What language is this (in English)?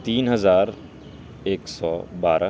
Urdu